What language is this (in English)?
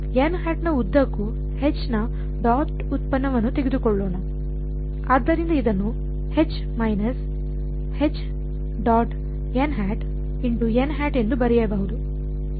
Kannada